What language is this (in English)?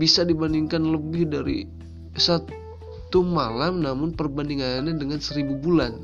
Indonesian